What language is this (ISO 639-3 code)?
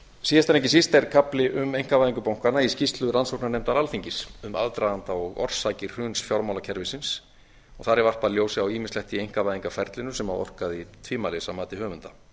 isl